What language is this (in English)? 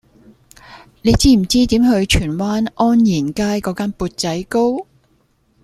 Cantonese